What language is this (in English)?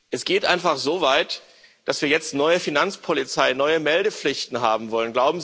German